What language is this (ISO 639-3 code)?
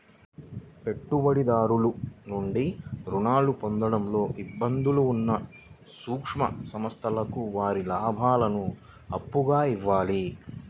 tel